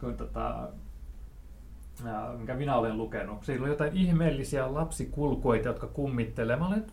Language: Finnish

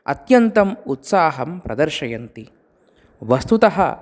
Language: Sanskrit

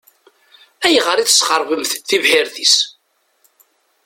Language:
Kabyle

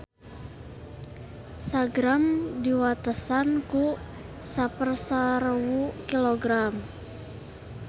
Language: Sundanese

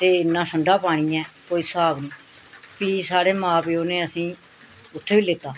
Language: Dogri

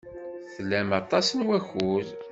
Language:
Kabyle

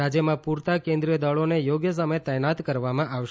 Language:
Gujarati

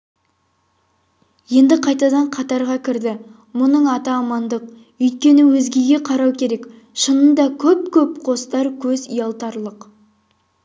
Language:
Kazakh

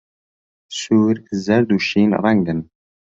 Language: Central Kurdish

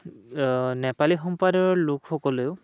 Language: Assamese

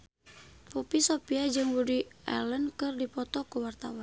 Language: Sundanese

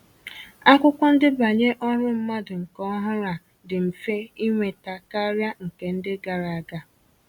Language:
Igbo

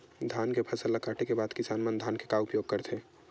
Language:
Chhattisgarhi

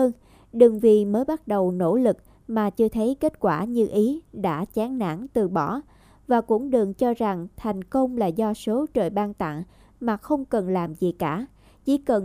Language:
Vietnamese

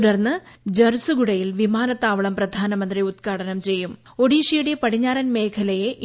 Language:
Malayalam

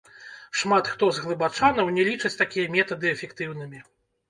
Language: Belarusian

